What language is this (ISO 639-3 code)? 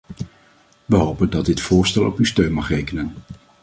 nld